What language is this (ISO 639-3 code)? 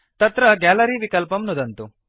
san